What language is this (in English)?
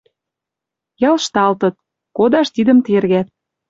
Western Mari